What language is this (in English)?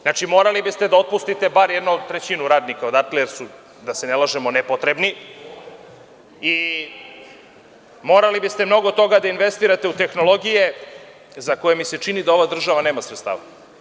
Serbian